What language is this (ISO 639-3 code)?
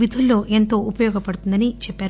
tel